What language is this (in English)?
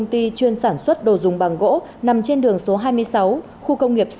Vietnamese